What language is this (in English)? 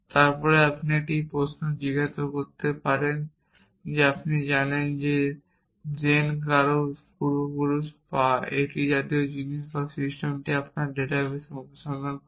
Bangla